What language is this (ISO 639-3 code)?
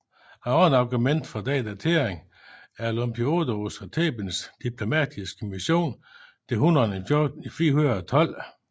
dan